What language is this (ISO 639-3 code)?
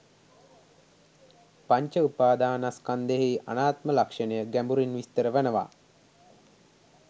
sin